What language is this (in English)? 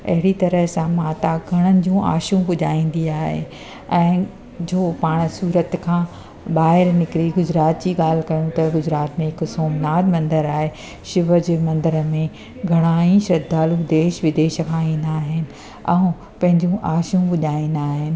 Sindhi